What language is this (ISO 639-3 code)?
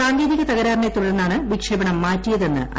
mal